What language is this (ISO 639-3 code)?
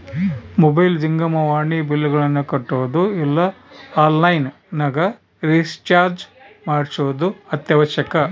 kan